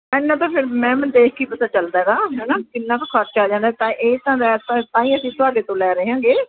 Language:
Punjabi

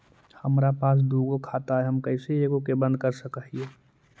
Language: Magahi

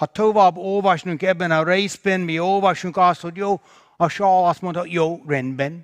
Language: Hungarian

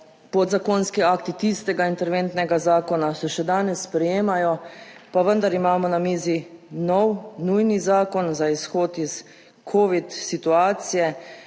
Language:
Slovenian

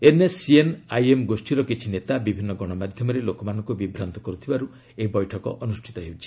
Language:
Odia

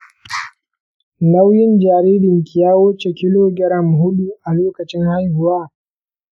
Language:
Hausa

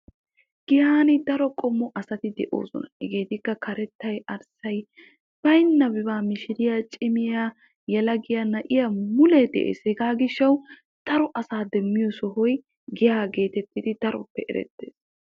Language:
Wolaytta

